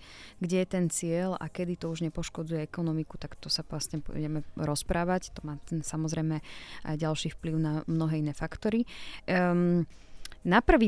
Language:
Slovak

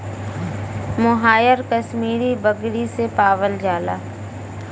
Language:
Bhojpuri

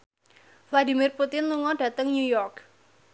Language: Javanese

